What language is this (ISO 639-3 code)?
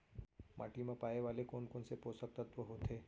hne